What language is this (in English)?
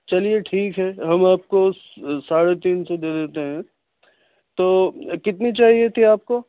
Urdu